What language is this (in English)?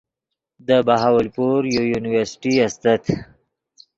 Yidgha